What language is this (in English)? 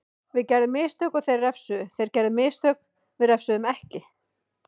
Icelandic